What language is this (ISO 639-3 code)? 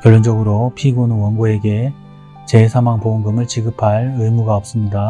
kor